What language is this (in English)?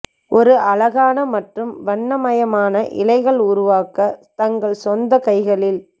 Tamil